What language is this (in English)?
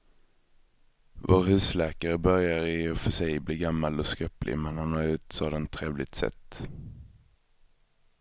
Swedish